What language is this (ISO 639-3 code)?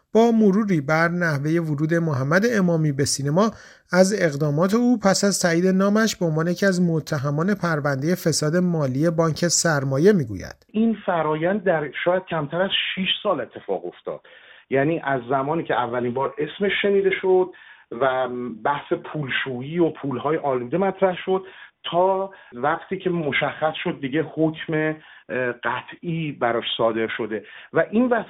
fas